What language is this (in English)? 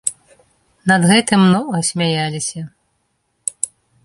Belarusian